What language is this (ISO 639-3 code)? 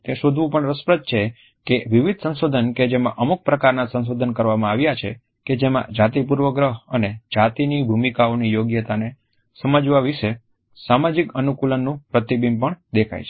guj